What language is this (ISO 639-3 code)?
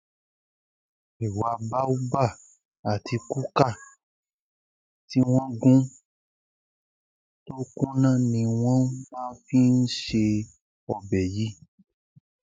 yor